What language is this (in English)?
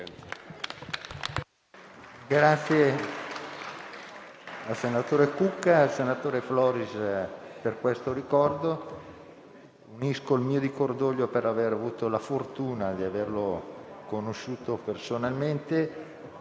Italian